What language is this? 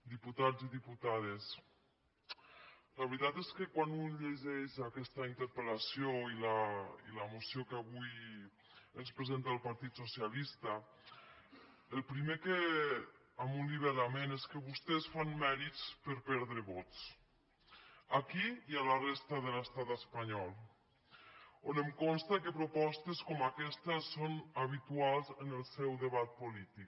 Catalan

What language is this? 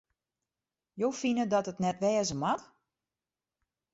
Western Frisian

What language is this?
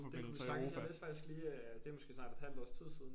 Danish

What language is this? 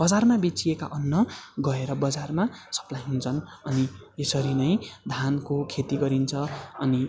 Nepali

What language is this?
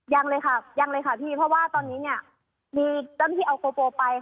Thai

